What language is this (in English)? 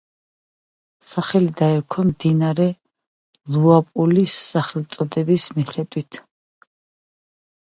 Georgian